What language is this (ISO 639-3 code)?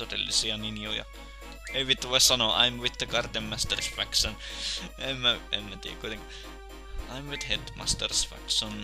fin